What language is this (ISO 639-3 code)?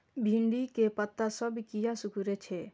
mai